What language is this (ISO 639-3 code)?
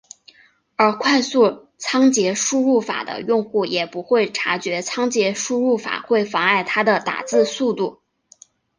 zho